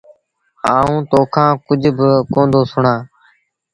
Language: Sindhi Bhil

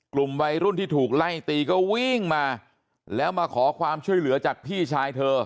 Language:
Thai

